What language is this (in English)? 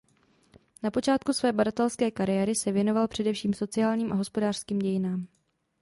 Czech